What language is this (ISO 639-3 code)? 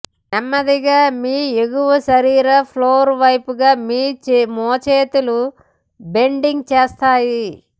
tel